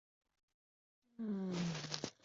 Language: Chinese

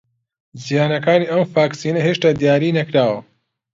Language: Central Kurdish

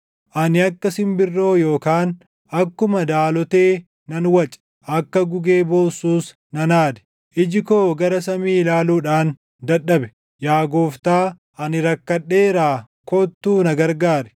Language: Oromo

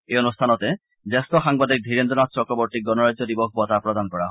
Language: Assamese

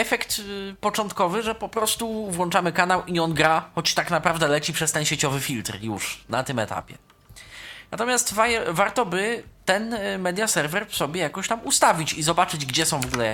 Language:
Polish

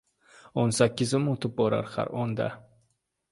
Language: Uzbek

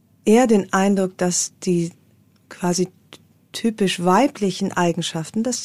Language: German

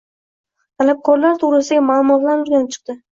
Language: Uzbek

